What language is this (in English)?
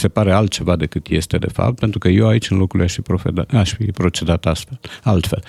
Romanian